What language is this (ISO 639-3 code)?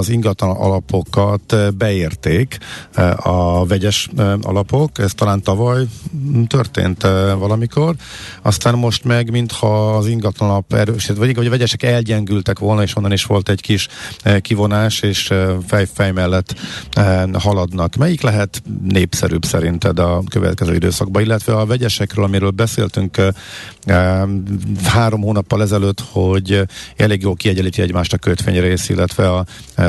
hun